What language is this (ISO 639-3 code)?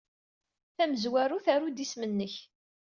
kab